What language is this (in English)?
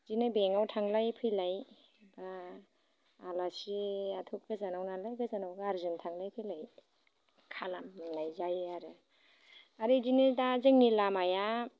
Bodo